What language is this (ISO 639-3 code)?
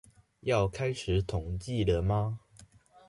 zho